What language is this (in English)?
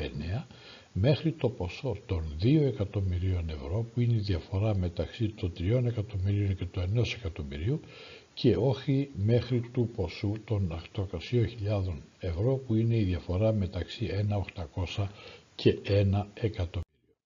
Greek